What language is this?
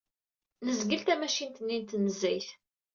Kabyle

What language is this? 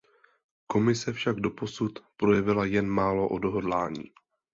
Czech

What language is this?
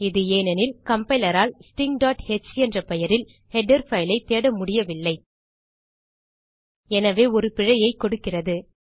Tamil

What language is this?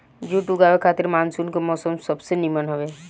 Bhojpuri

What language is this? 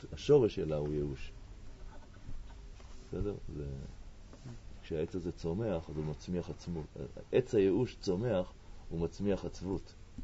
Hebrew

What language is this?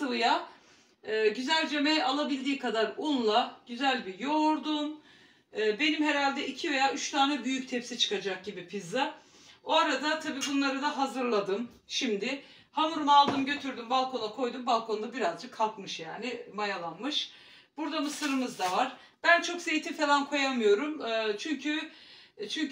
Turkish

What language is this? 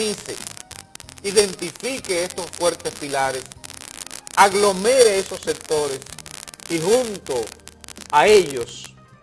Spanish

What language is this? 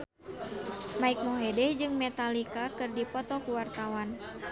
Sundanese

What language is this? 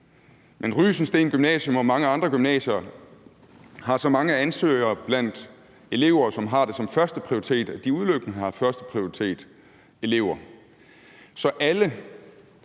Danish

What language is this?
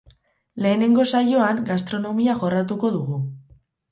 Basque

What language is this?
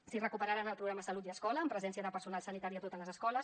Catalan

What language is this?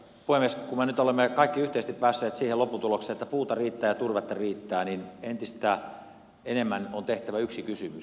Finnish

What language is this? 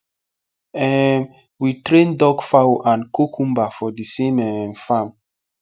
Nigerian Pidgin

